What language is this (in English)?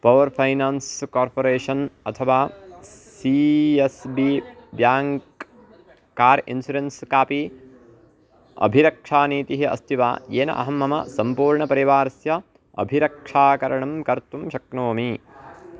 Sanskrit